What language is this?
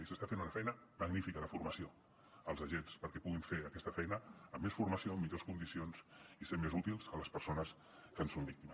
Catalan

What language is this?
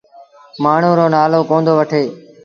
Sindhi Bhil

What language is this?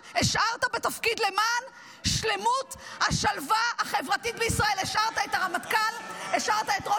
Hebrew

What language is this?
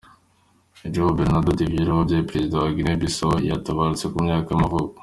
Kinyarwanda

